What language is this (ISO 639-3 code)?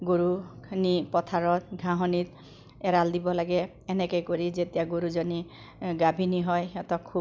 asm